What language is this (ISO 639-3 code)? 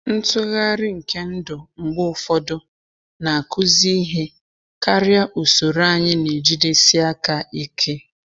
ibo